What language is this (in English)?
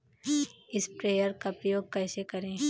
Hindi